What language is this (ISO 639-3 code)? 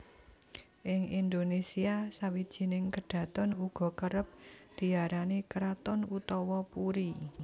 jav